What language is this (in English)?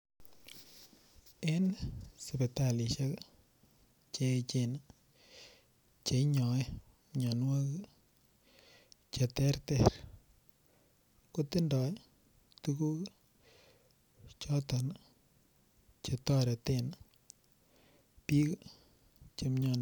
Kalenjin